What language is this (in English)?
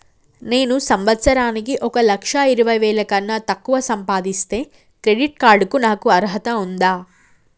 Telugu